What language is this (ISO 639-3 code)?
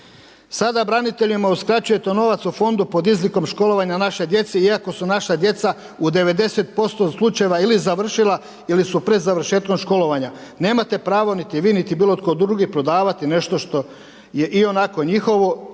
hrv